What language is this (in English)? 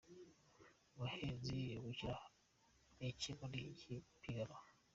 Kinyarwanda